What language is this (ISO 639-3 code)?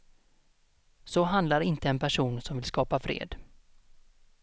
swe